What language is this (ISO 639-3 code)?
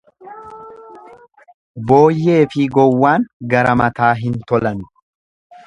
orm